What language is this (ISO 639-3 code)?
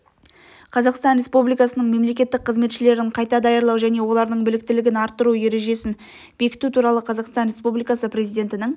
kaz